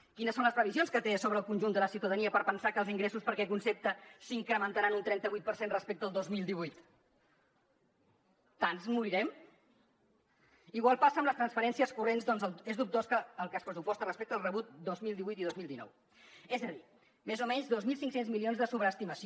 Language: Catalan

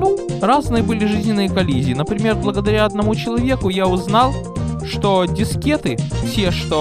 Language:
Russian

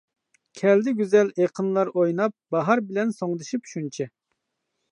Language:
Uyghur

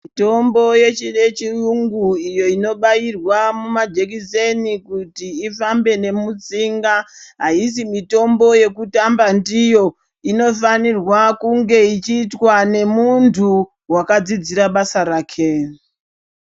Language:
Ndau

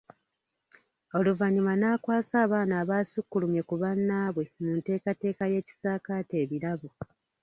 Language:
Ganda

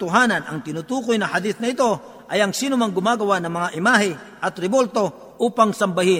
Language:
Filipino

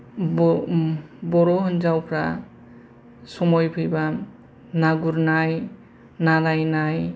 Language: Bodo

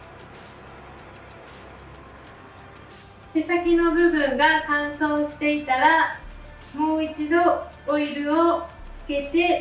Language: Japanese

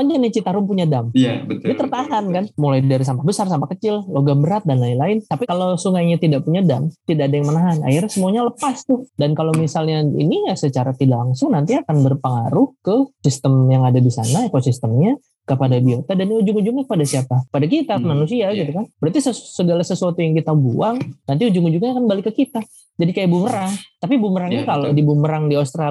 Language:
Indonesian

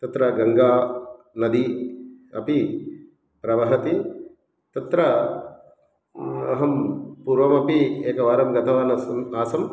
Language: Sanskrit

